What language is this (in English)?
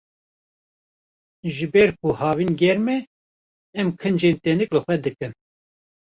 Kurdish